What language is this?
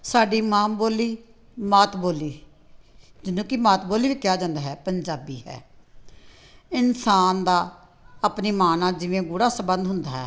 Punjabi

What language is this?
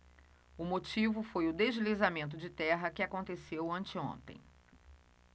Portuguese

